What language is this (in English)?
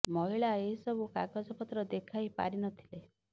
Odia